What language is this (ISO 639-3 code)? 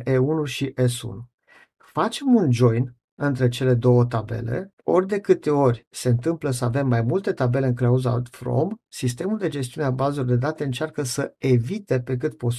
ron